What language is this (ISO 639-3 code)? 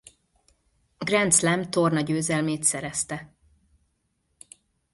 hun